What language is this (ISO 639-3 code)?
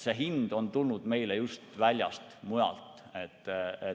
est